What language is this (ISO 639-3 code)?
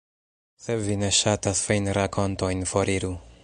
epo